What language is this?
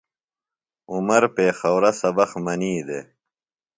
Phalura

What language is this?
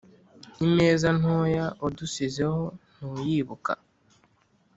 Kinyarwanda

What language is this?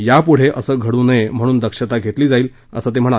Marathi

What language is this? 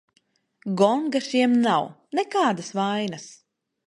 Latvian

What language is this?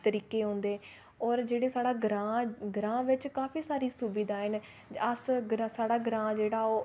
Dogri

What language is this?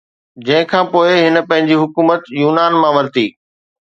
Sindhi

